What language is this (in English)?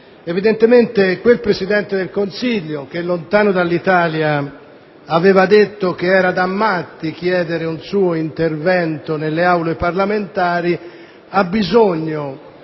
Italian